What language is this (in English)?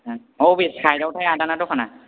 Bodo